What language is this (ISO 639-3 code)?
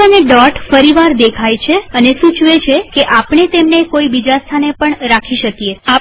guj